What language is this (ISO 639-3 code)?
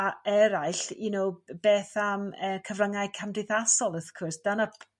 cym